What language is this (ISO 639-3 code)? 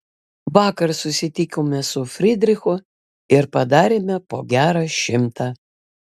lit